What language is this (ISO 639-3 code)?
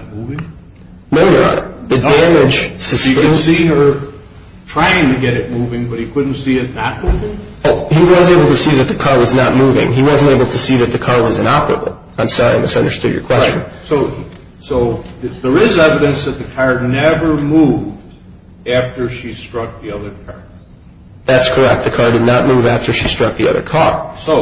eng